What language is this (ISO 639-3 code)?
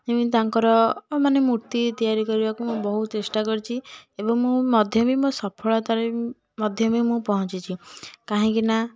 ori